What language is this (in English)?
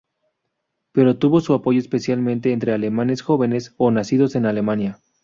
Spanish